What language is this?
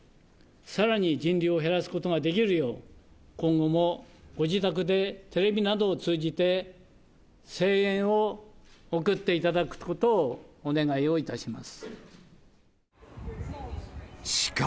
Japanese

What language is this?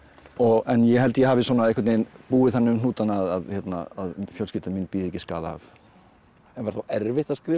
Icelandic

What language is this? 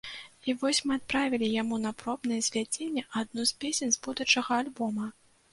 Belarusian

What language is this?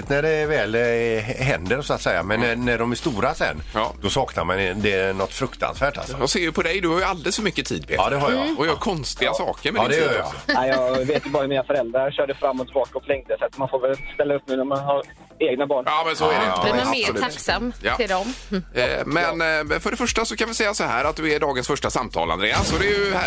Swedish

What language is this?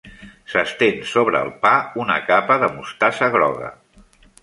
Catalan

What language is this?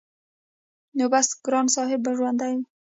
Pashto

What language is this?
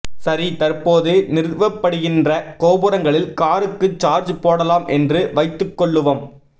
Tamil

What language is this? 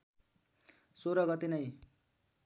Nepali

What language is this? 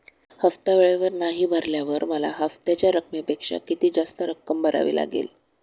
Marathi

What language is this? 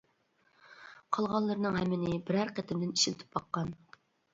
Uyghur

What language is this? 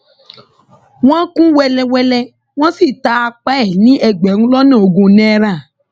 Yoruba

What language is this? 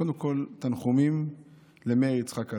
Hebrew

